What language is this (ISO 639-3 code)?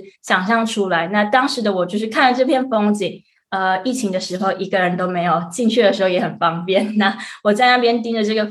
zho